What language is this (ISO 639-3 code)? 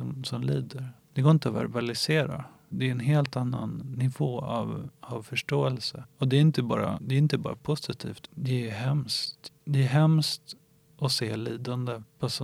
swe